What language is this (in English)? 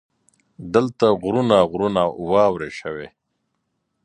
Pashto